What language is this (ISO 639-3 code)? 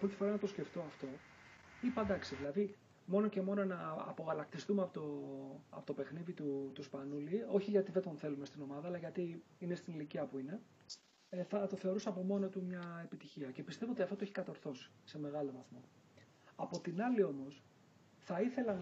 ell